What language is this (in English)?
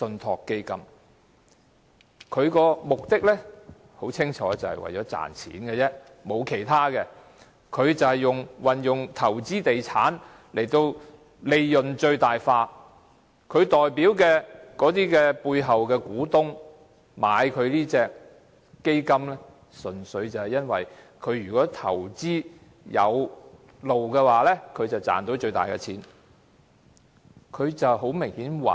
Cantonese